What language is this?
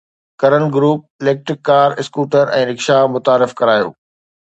Sindhi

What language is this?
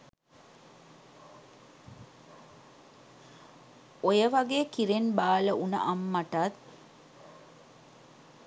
Sinhala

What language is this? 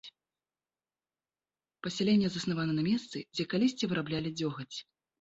Belarusian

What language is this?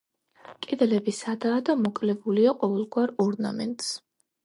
Georgian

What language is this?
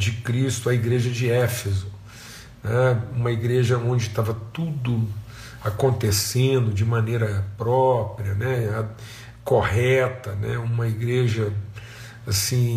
Portuguese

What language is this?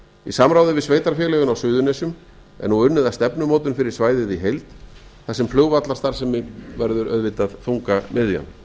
Icelandic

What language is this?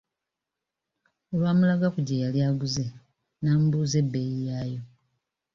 Ganda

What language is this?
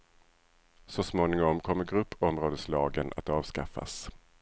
Swedish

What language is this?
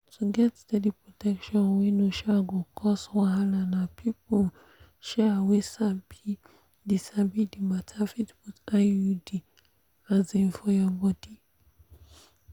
Nigerian Pidgin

